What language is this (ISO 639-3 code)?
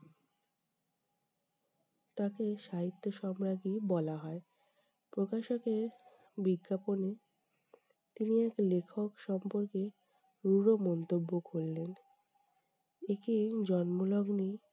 ben